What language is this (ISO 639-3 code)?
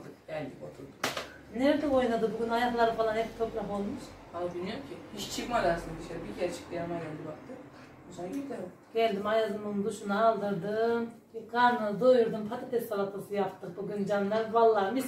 tur